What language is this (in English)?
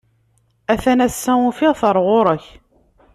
Kabyle